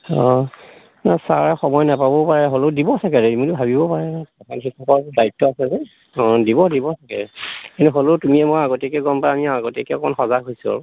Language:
Assamese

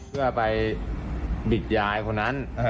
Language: Thai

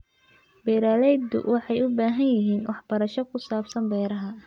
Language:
Somali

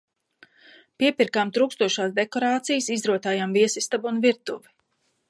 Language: Latvian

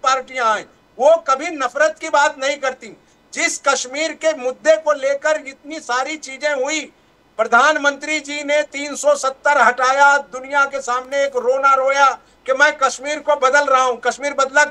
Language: Hindi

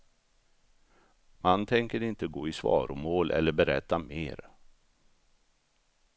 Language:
Swedish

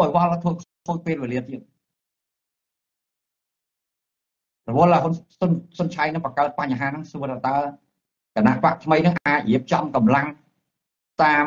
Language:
Thai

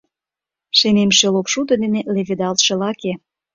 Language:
Mari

